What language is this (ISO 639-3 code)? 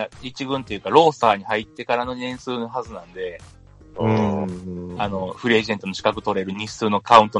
jpn